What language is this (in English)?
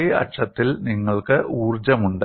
Malayalam